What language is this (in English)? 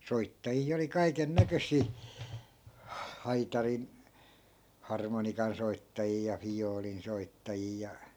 Finnish